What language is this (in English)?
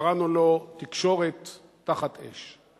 Hebrew